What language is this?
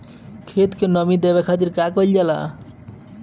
Bhojpuri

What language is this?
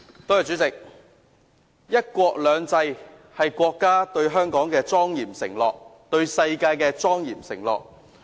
Cantonese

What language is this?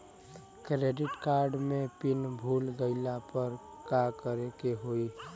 Bhojpuri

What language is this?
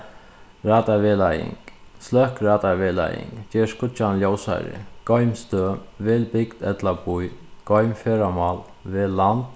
Faroese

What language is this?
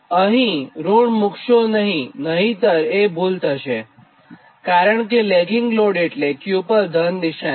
Gujarati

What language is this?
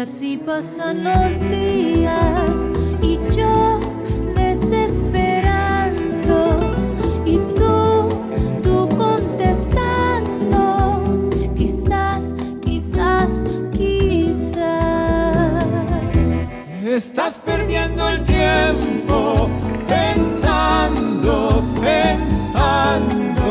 Persian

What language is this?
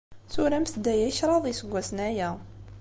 Kabyle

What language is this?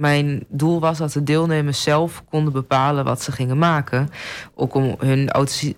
Dutch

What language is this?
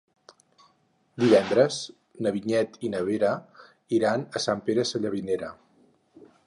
Catalan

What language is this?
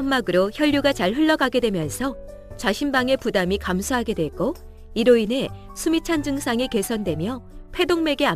Korean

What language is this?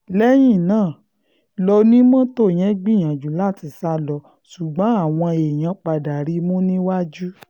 Yoruba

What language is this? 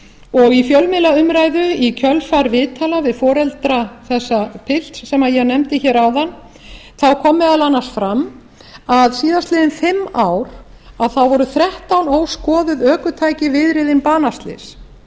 Icelandic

